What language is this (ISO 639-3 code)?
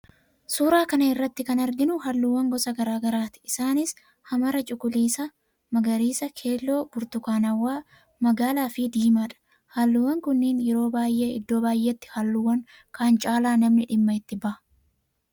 orm